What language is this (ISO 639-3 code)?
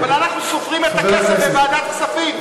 heb